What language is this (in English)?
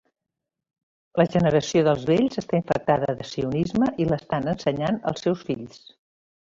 Catalan